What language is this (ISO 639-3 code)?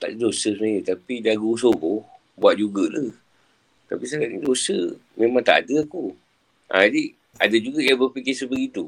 msa